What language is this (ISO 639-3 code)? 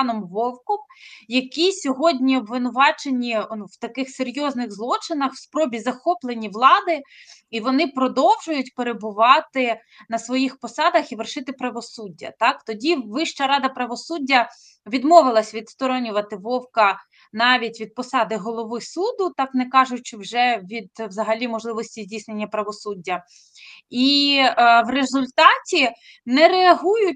ukr